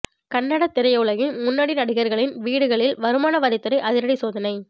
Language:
Tamil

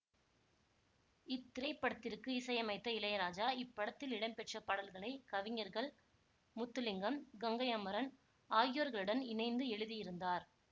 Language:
Tamil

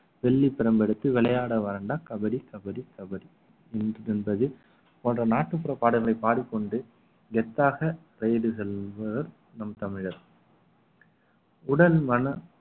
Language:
Tamil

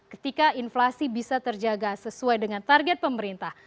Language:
Indonesian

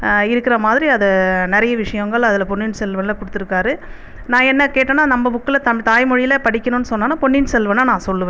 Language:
Tamil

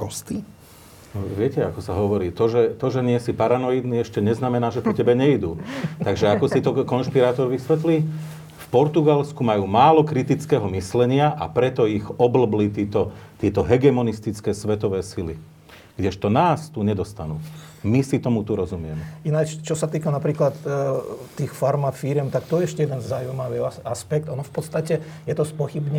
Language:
Slovak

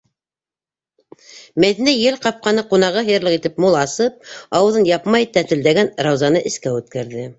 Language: Bashkir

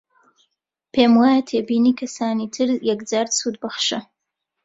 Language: Central Kurdish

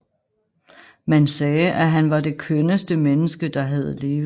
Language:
Danish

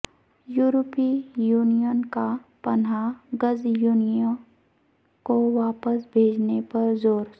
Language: Urdu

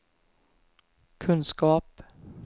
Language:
Swedish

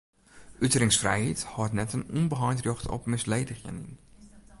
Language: Western Frisian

